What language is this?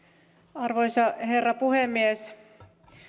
Finnish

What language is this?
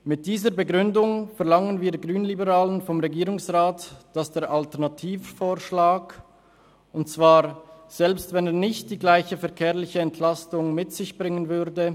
Swiss German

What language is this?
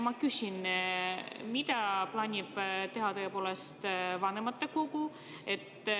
Estonian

